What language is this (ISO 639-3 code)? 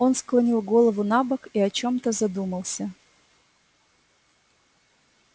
rus